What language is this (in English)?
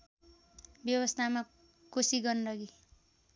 Nepali